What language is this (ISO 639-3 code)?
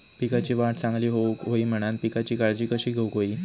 mar